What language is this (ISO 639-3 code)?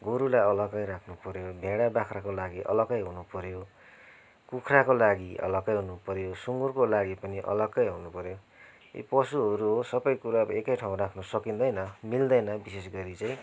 nep